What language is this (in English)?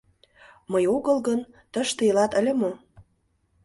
Mari